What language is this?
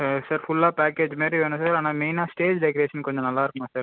Tamil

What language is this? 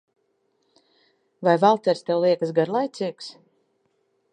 Latvian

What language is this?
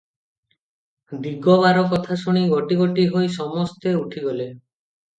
Odia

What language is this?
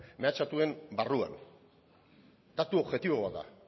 Basque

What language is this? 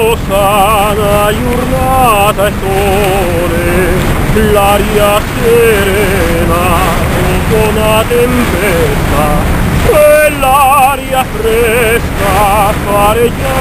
Arabic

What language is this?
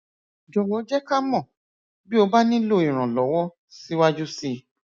Yoruba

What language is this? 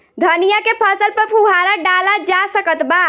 Bhojpuri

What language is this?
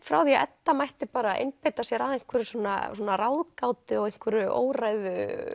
Icelandic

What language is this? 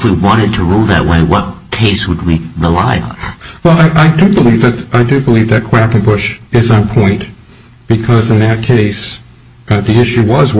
English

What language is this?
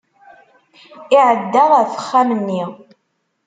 Kabyle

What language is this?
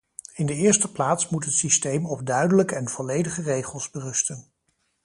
Dutch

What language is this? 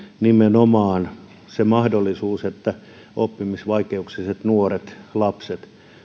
Finnish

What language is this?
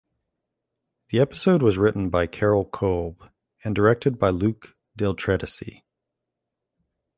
English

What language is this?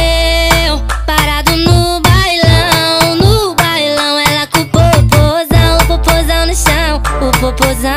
Romanian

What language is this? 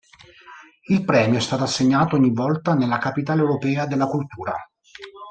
Italian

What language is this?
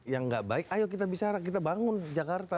Indonesian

